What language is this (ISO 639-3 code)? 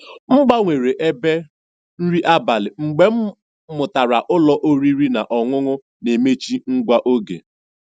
ibo